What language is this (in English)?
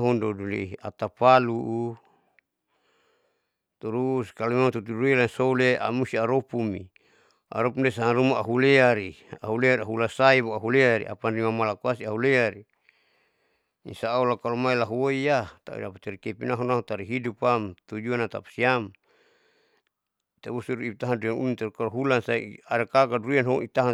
Saleman